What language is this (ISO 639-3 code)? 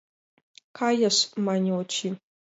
chm